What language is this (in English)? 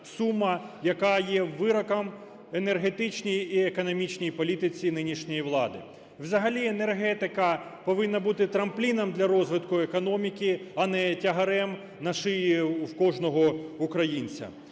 Ukrainian